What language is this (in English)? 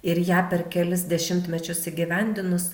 Lithuanian